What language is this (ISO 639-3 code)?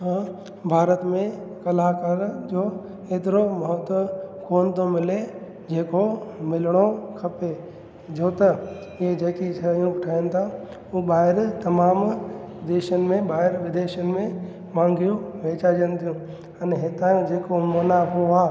snd